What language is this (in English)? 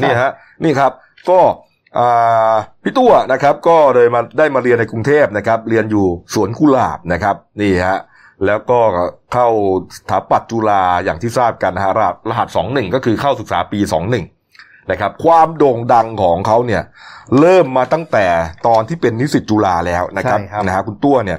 Thai